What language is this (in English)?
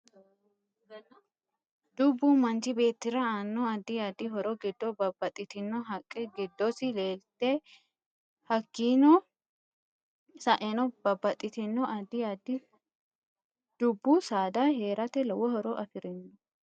Sidamo